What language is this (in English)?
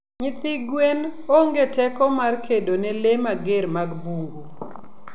Luo (Kenya and Tanzania)